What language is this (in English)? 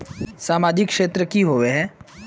Magahi